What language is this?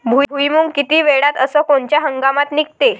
Marathi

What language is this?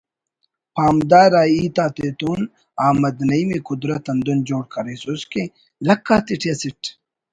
Brahui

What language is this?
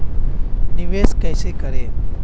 Hindi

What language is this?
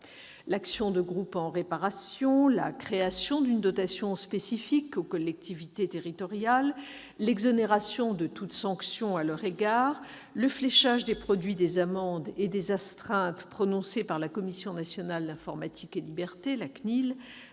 French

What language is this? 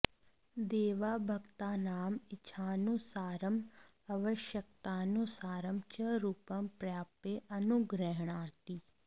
Sanskrit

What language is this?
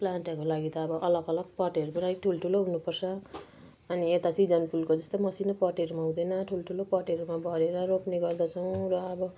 Nepali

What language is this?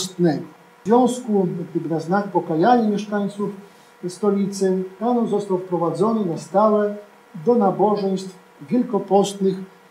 Polish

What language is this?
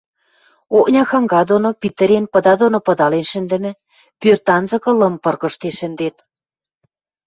Western Mari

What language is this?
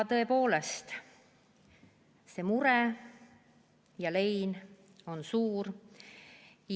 Estonian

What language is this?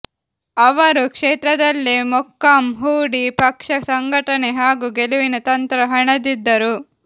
Kannada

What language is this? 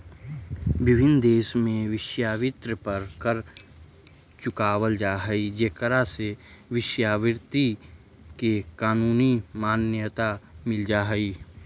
Magahi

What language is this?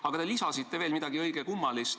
Estonian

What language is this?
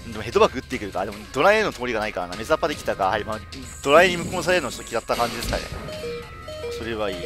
Japanese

